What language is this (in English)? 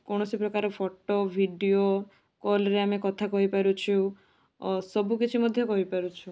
Odia